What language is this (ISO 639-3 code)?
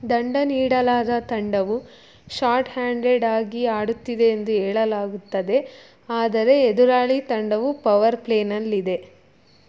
kan